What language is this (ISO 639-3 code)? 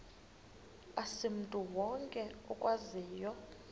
xho